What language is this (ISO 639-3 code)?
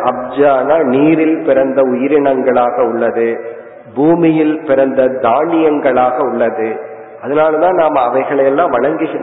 tam